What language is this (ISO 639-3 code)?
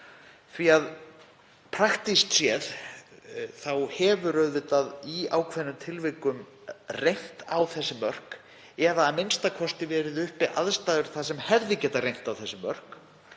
isl